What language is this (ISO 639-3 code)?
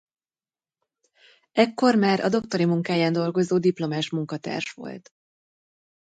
hun